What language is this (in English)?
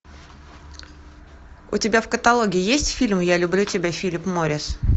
Russian